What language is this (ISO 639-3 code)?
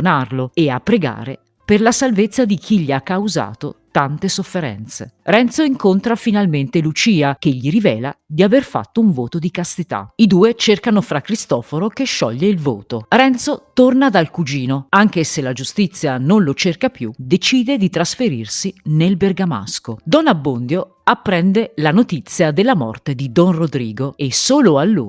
ita